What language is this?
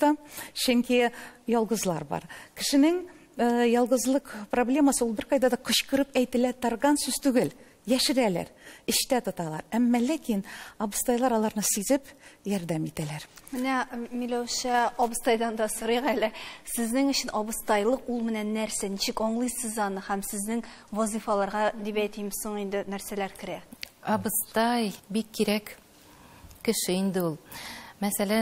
Turkish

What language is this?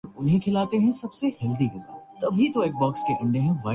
Urdu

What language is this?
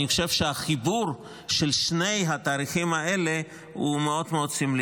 Hebrew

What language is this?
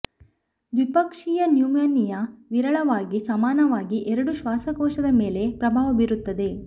Kannada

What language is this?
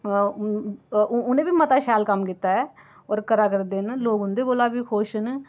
Dogri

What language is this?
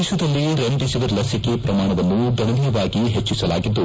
Kannada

